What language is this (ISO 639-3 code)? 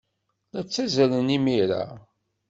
kab